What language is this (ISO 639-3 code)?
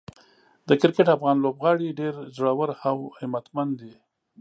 pus